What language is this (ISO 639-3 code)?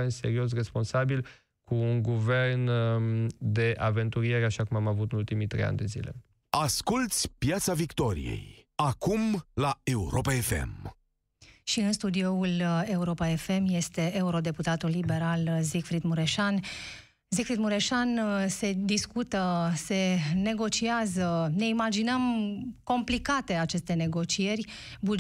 ron